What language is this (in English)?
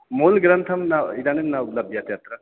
Sanskrit